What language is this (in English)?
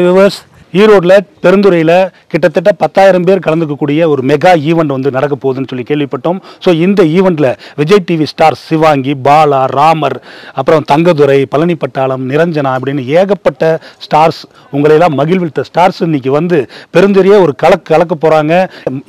Arabic